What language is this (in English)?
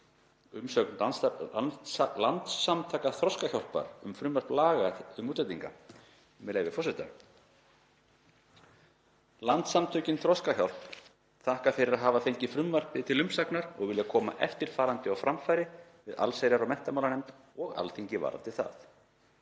Icelandic